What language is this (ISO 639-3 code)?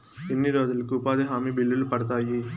tel